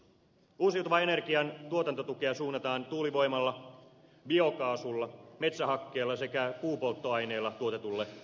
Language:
Finnish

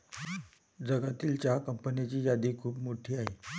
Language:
Marathi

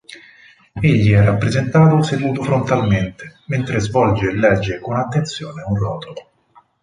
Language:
Italian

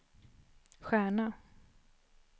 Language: Swedish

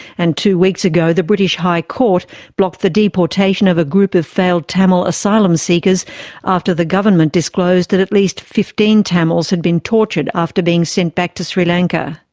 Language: English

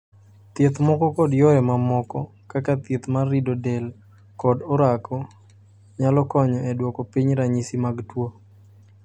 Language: Luo (Kenya and Tanzania)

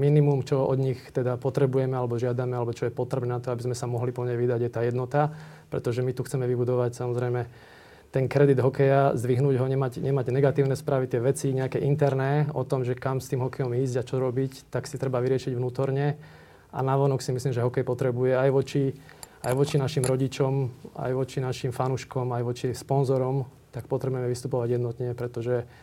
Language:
Slovak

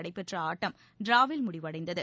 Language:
Tamil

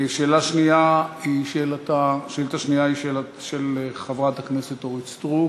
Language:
Hebrew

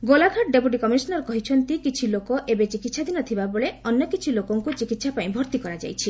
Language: Odia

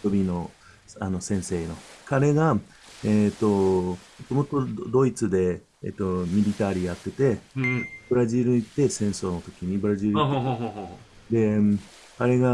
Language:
Japanese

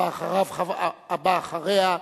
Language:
Hebrew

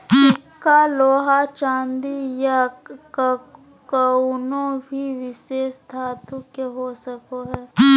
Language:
Magahi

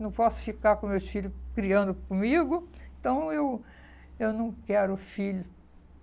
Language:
Portuguese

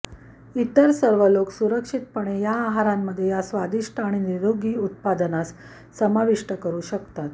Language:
Marathi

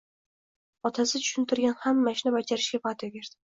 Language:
Uzbek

